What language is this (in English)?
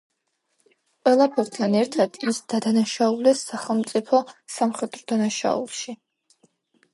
Georgian